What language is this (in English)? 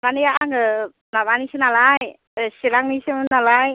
Bodo